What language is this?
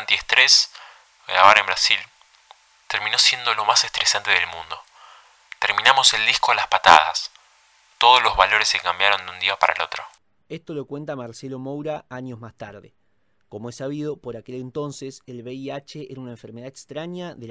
Spanish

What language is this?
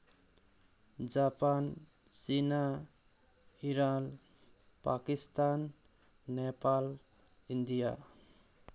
Manipuri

